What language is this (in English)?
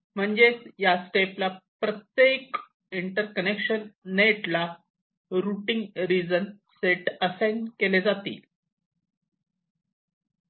Marathi